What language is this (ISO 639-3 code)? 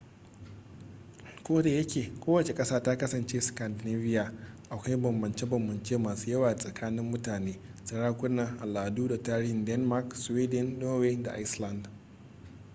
hau